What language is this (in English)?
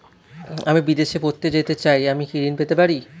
Bangla